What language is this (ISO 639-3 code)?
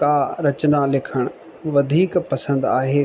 snd